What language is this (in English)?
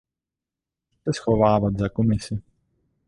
Czech